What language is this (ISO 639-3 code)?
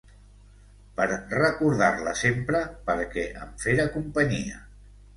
cat